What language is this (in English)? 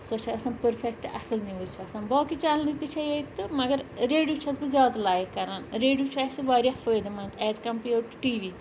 Kashmiri